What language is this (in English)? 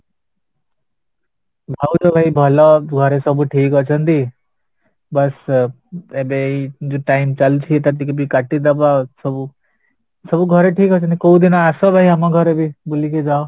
Odia